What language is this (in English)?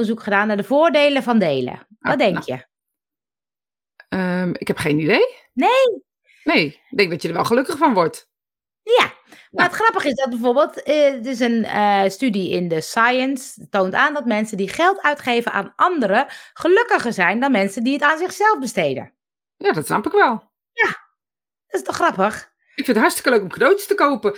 Dutch